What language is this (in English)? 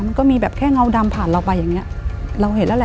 Thai